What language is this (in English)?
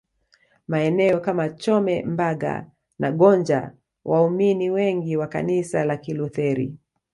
Swahili